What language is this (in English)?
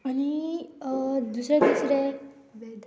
Konkani